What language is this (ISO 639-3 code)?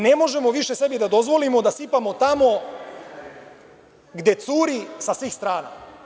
srp